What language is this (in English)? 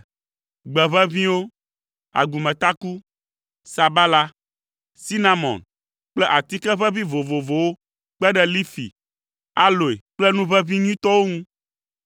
Ewe